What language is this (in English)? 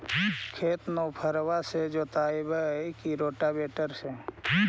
Magahi